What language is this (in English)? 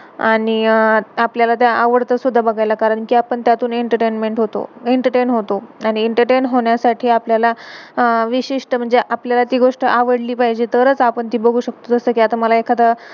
Marathi